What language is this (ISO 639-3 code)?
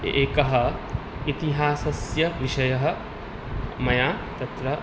san